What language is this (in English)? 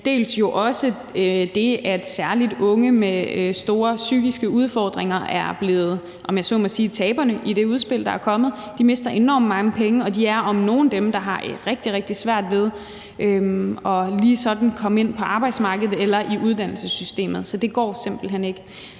Danish